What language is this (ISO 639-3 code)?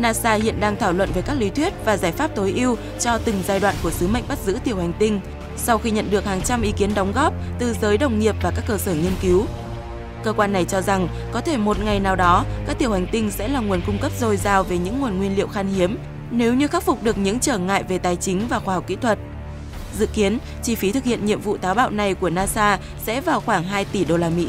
vie